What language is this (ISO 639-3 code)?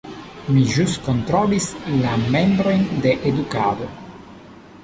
epo